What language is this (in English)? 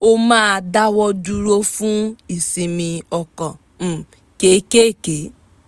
Yoruba